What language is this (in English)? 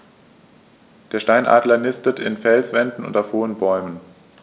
German